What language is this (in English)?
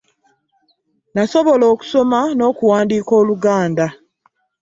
Ganda